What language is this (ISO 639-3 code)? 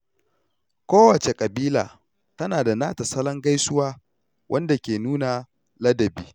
hau